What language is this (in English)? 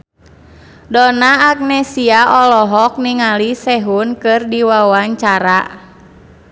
Sundanese